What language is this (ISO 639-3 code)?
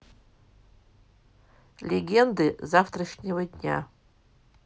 rus